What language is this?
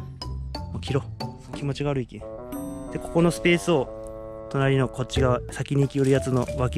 Japanese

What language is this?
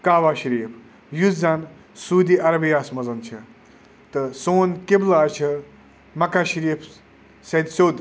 Kashmiri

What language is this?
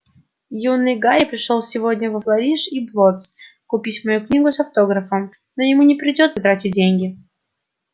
Russian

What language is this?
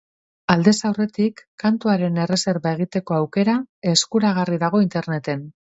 Basque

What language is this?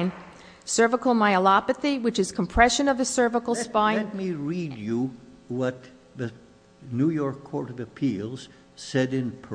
English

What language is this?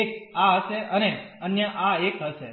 Gujarati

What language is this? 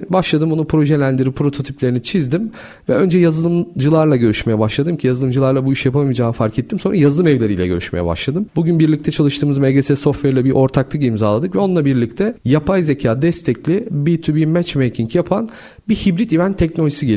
Turkish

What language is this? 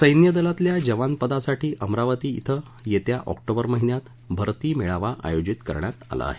Marathi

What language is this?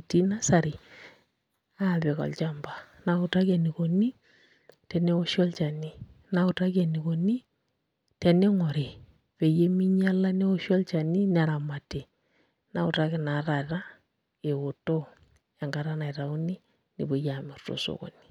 Masai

